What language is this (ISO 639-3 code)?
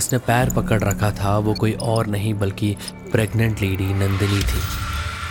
hin